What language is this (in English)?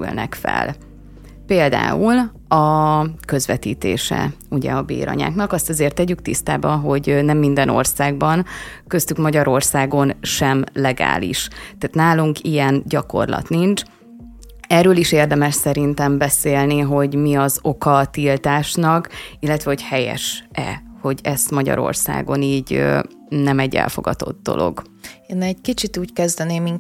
Hungarian